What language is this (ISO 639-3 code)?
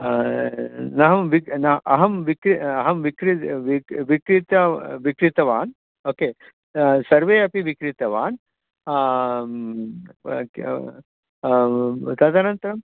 san